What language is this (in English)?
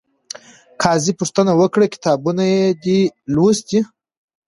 Pashto